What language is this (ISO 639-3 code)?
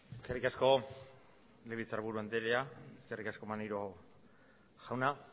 eus